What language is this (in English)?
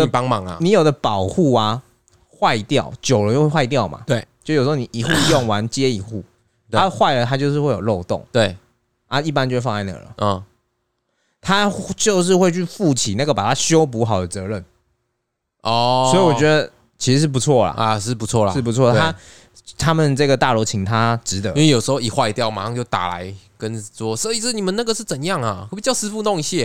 Chinese